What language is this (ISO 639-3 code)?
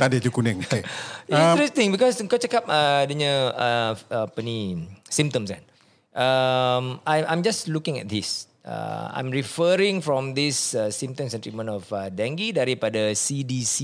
msa